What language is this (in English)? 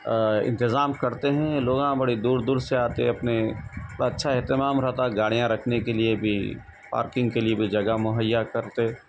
Urdu